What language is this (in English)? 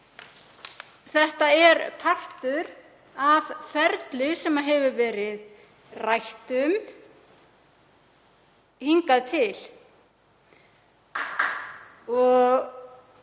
Icelandic